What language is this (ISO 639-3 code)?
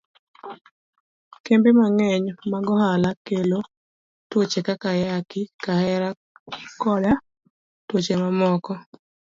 luo